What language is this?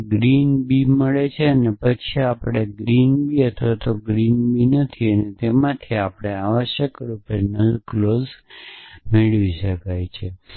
Gujarati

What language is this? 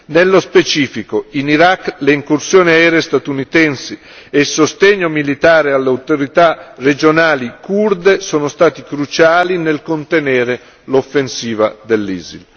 Italian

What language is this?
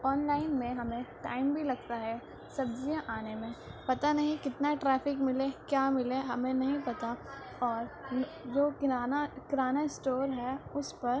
Urdu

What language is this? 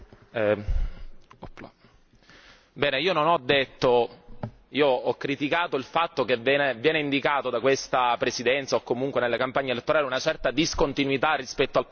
Italian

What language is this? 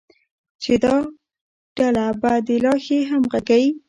Pashto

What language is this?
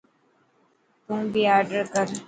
Dhatki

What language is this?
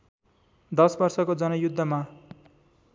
Nepali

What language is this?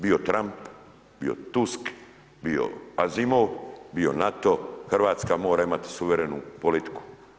Croatian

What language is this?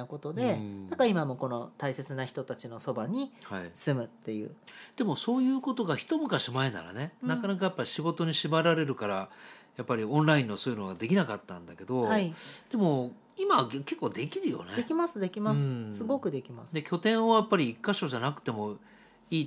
Japanese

